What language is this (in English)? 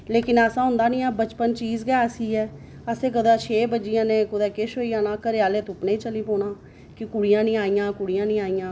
Dogri